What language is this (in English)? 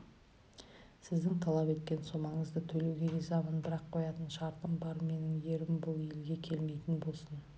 Kazakh